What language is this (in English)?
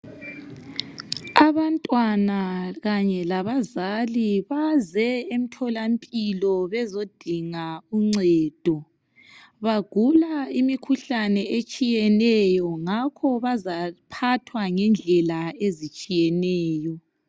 North Ndebele